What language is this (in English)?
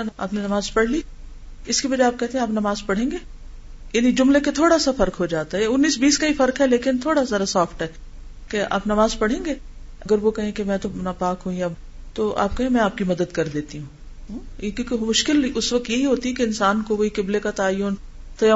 Urdu